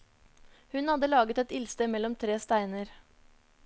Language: Norwegian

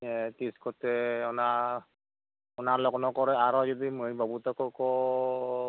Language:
Santali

